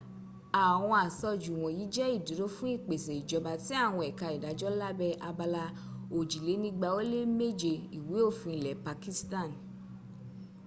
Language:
Yoruba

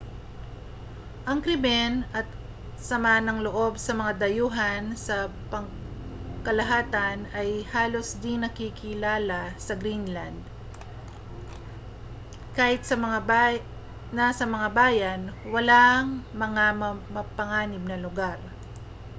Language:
Filipino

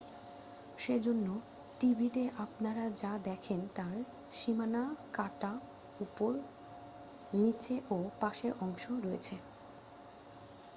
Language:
Bangla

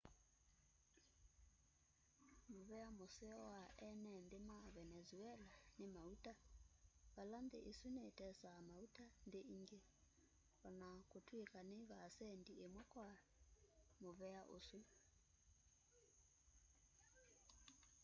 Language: Kamba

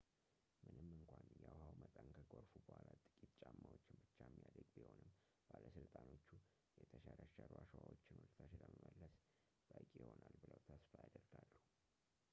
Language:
Amharic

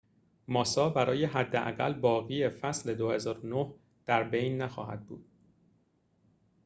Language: Persian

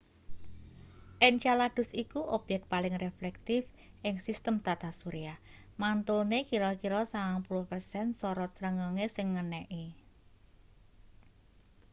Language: Javanese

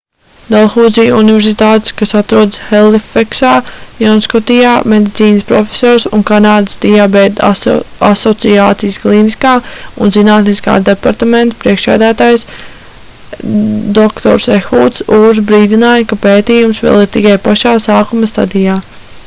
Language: Latvian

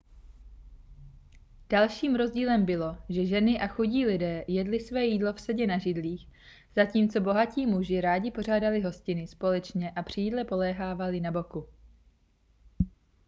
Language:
Czech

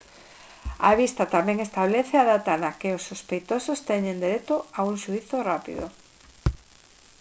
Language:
Galician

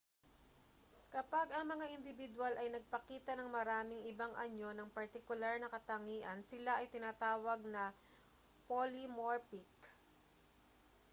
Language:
Filipino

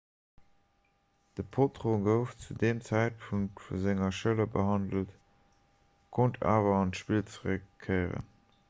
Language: Luxembourgish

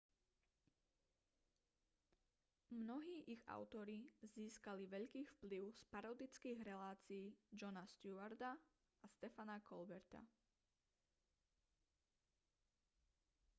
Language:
Slovak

